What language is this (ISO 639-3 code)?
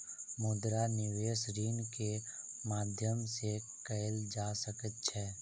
mai